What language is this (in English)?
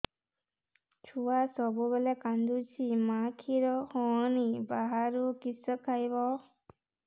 Odia